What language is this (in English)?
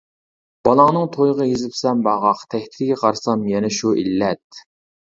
Uyghur